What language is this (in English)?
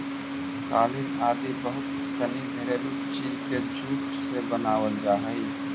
Magahi